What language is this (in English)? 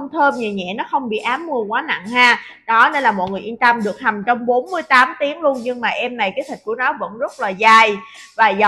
Vietnamese